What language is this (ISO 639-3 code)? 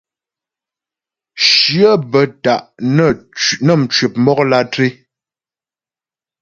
bbj